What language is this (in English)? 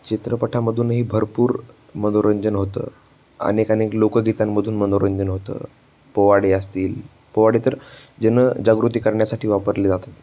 Marathi